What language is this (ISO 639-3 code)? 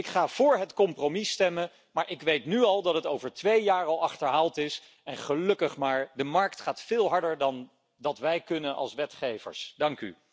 nld